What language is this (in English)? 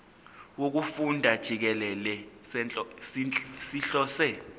Zulu